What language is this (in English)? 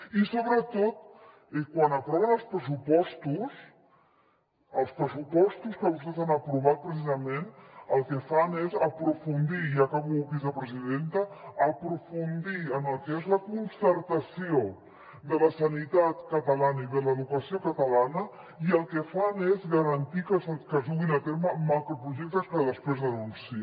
Catalan